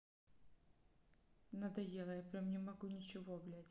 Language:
Russian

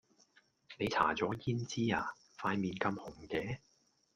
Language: Cantonese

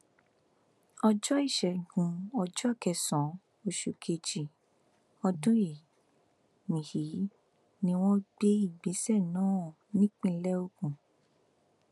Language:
Yoruba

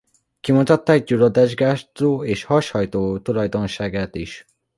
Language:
Hungarian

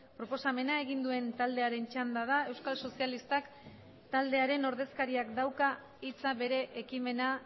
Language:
Basque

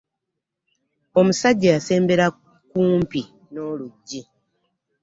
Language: Ganda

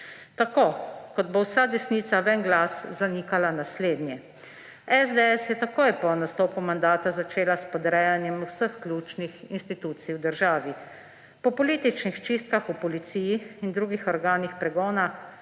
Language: Slovenian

